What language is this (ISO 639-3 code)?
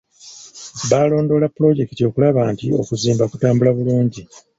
lug